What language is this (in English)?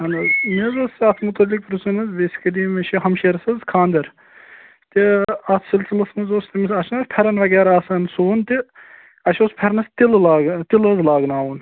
Kashmiri